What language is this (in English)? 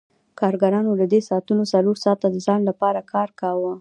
Pashto